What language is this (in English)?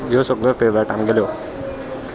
Konkani